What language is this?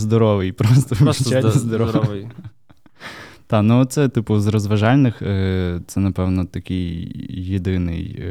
Ukrainian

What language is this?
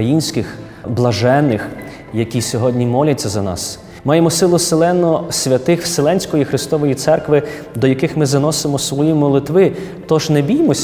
Ukrainian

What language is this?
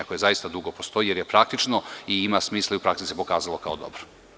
Serbian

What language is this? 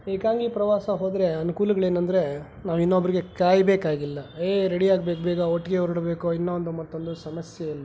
Kannada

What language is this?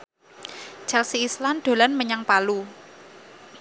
Javanese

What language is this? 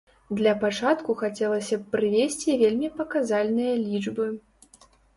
Belarusian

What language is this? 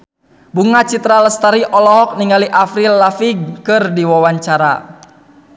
Sundanese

